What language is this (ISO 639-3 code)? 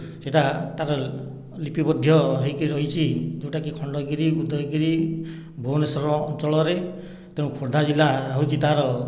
ori